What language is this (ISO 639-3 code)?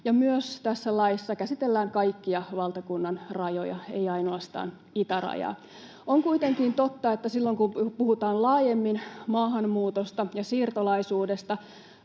fin